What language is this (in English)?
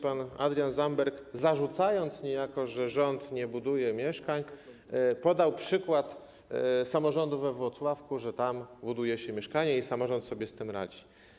Polish